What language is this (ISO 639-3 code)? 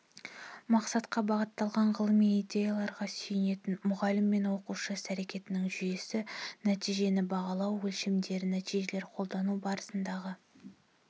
kaz